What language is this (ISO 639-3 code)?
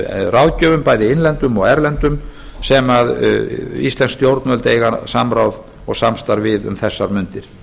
isl